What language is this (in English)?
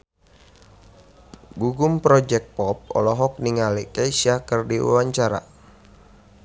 Sundanese